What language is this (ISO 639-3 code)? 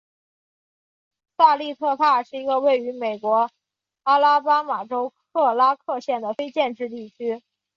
zho